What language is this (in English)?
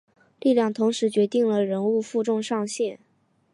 Chinese